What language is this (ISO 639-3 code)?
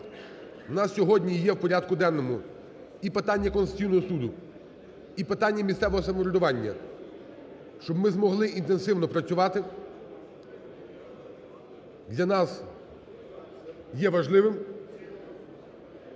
ukr